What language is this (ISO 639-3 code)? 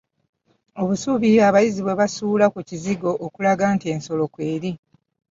lug